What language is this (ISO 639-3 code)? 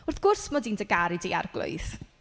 cym